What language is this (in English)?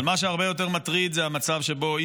Hebrew